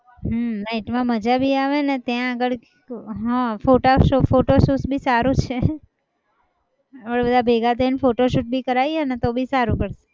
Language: Gujarati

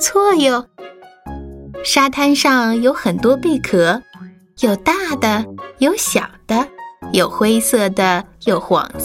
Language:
Chinese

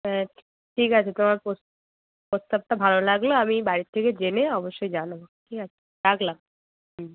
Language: Bangla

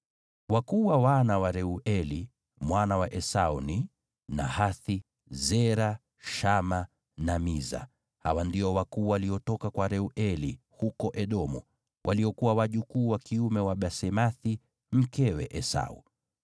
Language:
Swahili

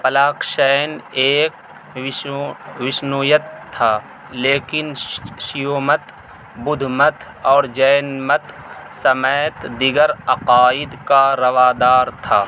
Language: Urdu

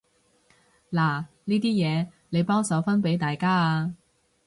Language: Cantonese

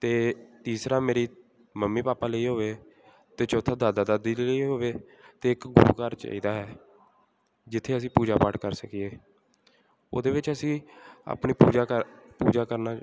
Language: Punjabi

